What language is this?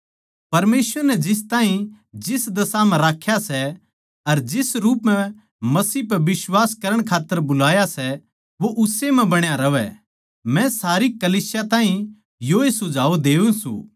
Haryanvi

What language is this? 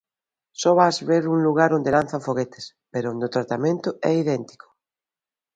Galician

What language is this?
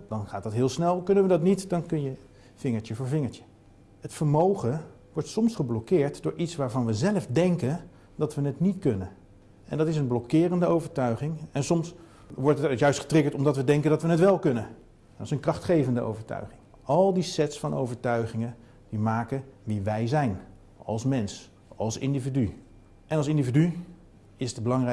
Dutch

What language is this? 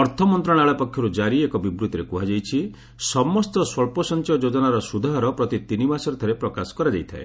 Odia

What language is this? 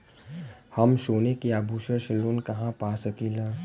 Bhojpuri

